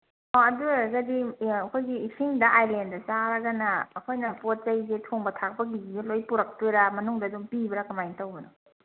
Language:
Manipuri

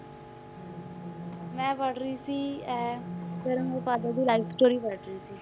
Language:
Punjabi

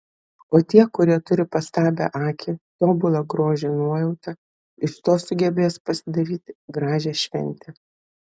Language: Lithuanian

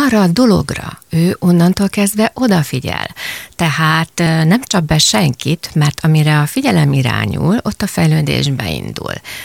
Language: Hungarian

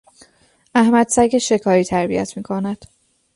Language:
Persian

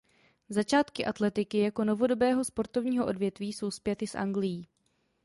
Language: Czech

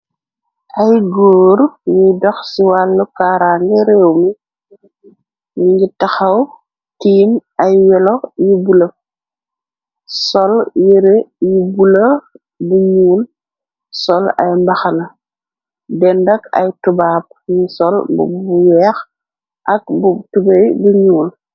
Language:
Wolof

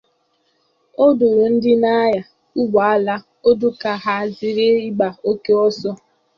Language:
Igbo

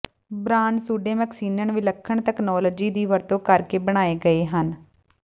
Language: Punjabi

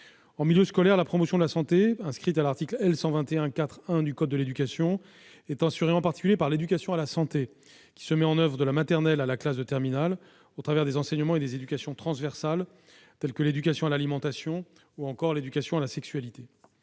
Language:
French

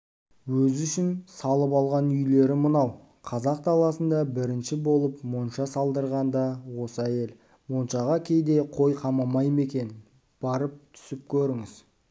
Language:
Kazakh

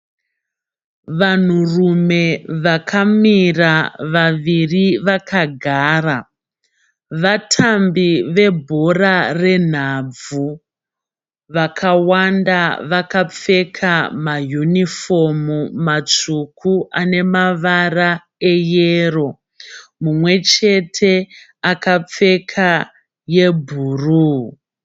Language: Shona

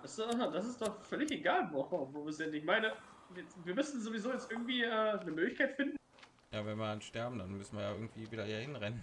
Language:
German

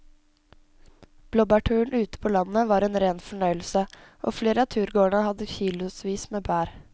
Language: Norwegian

